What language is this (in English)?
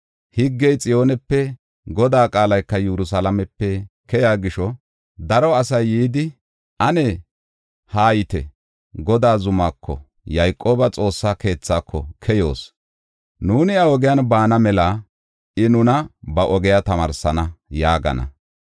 Gofa